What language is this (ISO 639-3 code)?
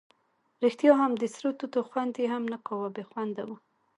pus